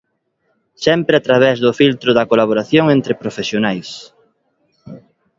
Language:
Galician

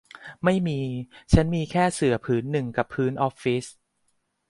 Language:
Thai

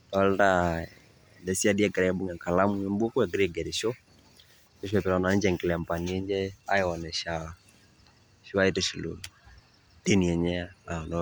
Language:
Masai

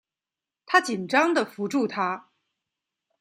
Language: Chinese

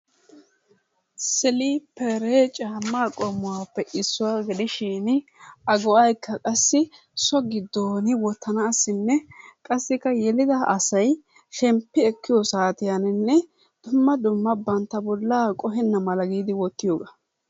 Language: Wolaytta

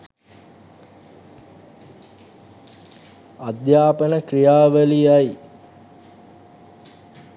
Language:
Sinhala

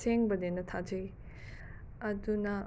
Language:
Manipuri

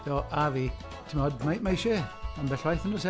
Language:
Welsh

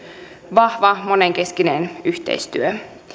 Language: Finnish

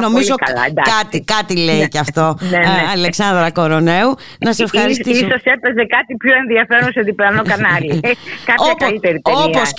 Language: Greek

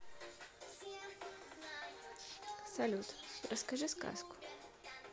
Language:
Russian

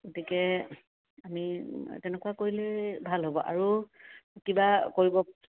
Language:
Assamese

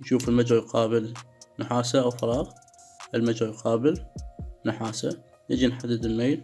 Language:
Arabic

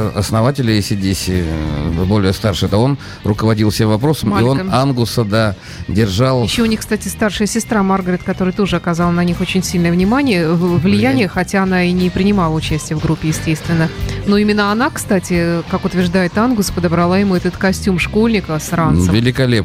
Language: Russian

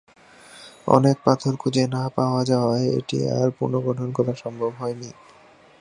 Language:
Bangla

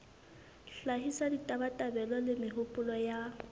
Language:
Southern Sotho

